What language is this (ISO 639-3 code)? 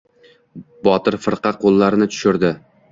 uzb